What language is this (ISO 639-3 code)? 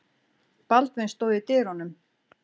isl